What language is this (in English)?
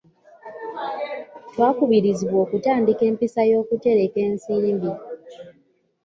Ganda